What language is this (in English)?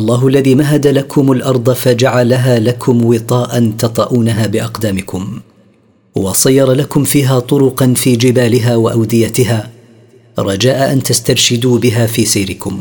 Arabic